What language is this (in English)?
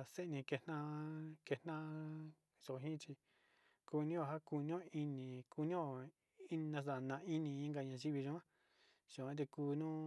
Sinicahua Mixtec